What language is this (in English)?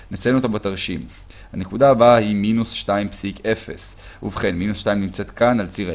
Hebrew